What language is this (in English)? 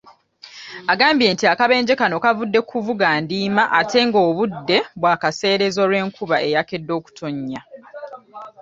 Ganda